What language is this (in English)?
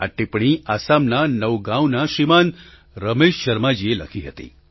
Gujarati